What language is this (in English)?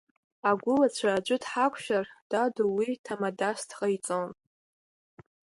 Abkhazian